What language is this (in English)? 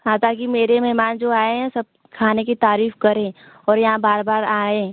Hindi